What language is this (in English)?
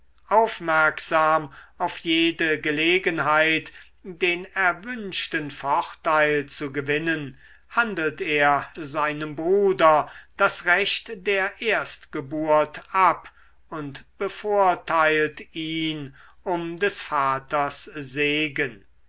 German